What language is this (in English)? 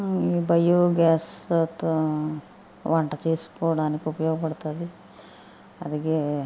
Telugu